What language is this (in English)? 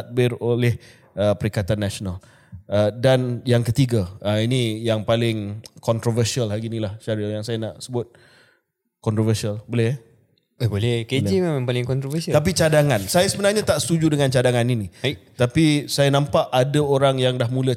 Malay